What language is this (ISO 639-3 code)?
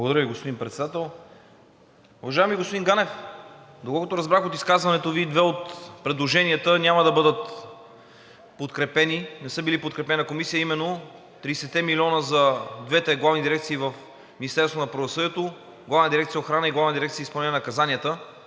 bul